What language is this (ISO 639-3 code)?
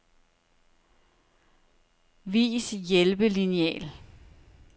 dan